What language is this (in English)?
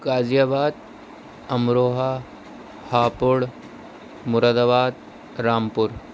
Urdu